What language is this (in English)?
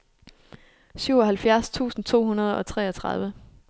Danish